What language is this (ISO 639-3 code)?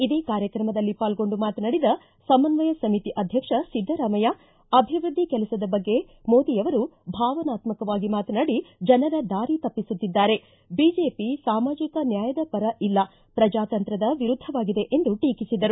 kan